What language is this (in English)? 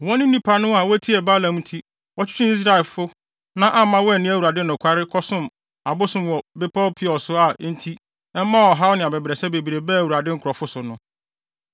Akan